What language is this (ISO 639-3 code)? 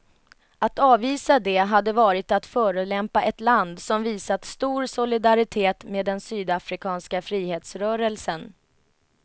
swe